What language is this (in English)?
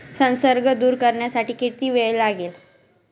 Marathi